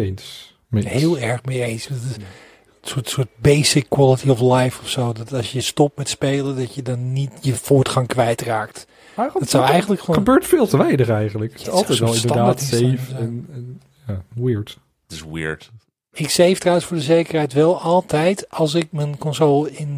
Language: Dutch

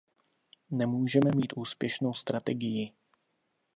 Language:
Czech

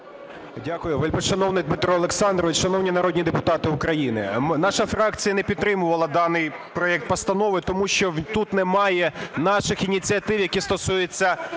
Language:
Ukrainian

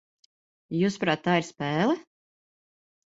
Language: Latvian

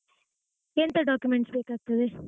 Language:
Kannada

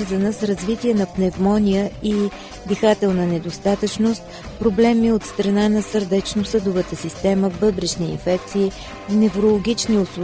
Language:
Bulgarian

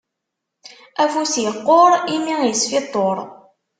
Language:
Kabyle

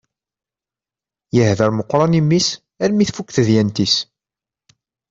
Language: Kabyle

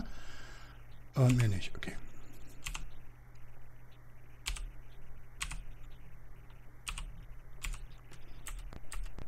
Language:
German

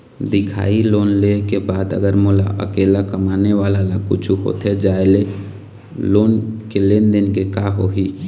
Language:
Chhattisgarhi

